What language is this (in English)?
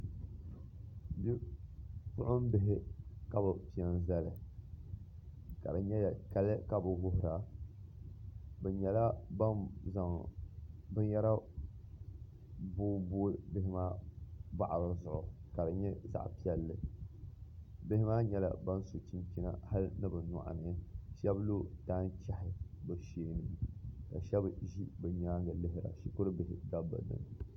Dagbani